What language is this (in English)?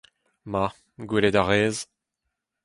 Breton